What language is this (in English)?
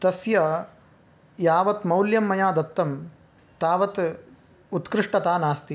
Sanskrit